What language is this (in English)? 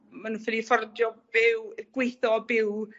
Welsh